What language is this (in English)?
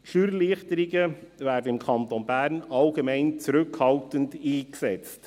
Swiss German